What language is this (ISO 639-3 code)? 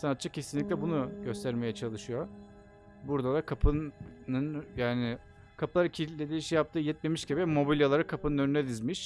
tur